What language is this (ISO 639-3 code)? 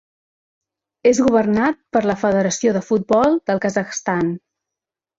cat